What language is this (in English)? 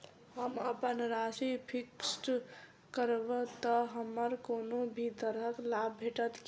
Maithili